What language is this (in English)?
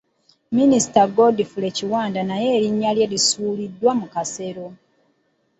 Ganda